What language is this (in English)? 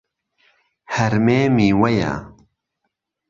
Central Kurdish